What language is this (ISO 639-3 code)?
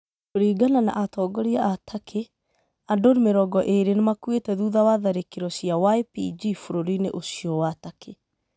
kik